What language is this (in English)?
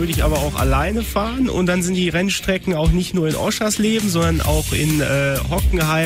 German